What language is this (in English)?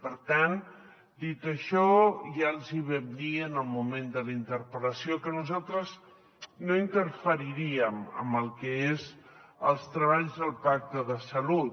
Catalan